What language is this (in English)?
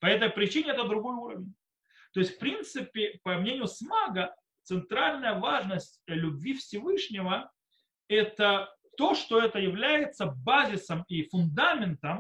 Russian